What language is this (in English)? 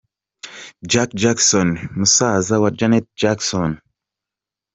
Kinyarwanda